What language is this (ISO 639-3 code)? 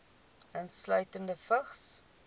afr